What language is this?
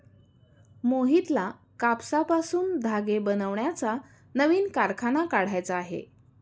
Marathi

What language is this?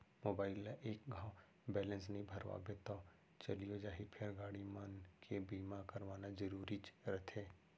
Chhattisgarhi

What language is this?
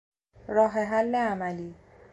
Persian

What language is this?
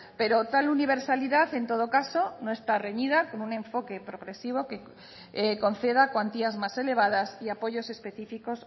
Spanish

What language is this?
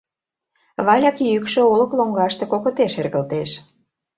Mari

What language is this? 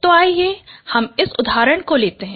Hindi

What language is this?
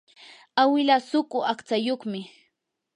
Yanahuanca Pasco Quechua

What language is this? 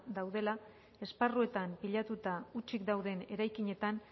Basque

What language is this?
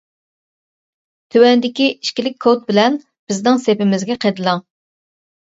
Uyghur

